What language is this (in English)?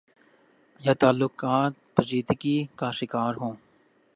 Urdu